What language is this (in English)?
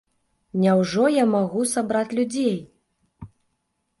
Belarusian